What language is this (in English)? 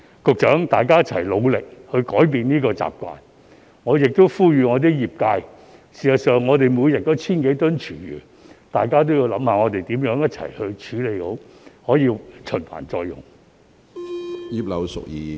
Cantonese